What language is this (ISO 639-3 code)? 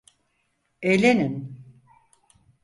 tur